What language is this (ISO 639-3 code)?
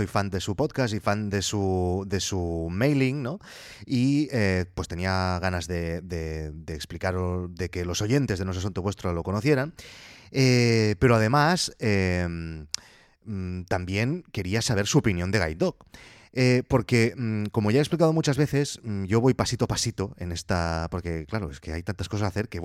spa